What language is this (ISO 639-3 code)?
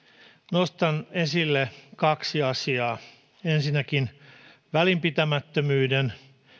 fin